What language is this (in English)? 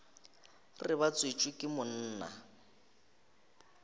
Northern Sotho